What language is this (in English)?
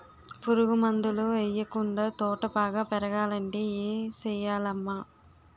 Telugu